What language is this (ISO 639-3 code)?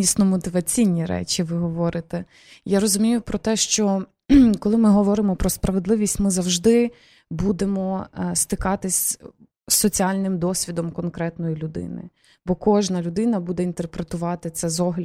ukr